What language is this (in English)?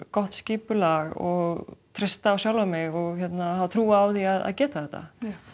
Icelandic